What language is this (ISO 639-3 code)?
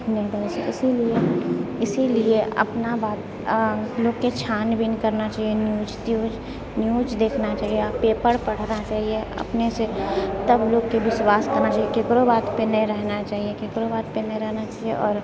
mai